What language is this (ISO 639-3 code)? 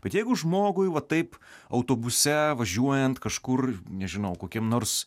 lit